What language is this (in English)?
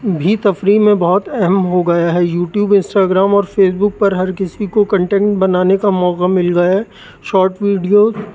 Urdu